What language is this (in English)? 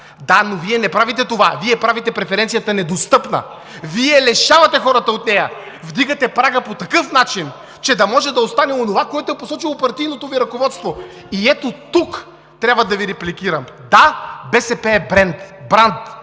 Bulgarian